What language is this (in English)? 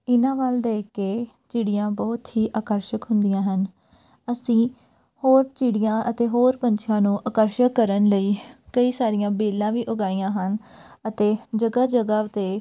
Punjabi